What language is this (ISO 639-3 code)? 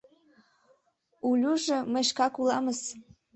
chm